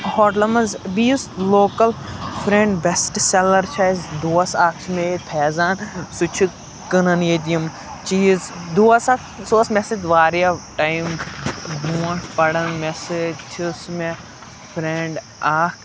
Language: Kashmiri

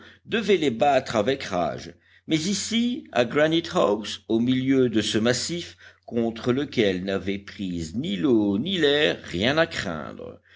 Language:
French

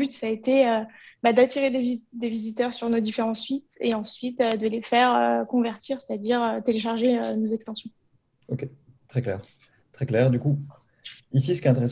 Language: French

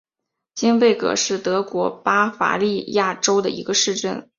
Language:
Chinese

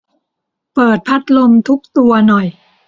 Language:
Thai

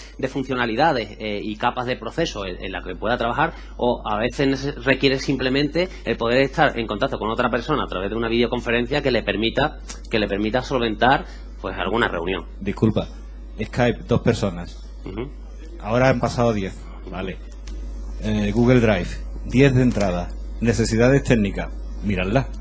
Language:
Spanish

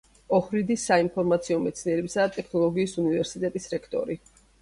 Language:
Georgian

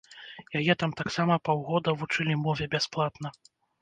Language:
Belarusian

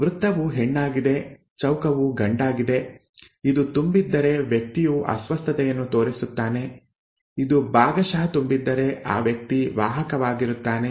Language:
Kannada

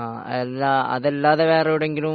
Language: Malayalam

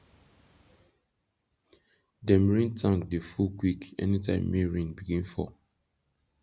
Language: Nigerian Pidgin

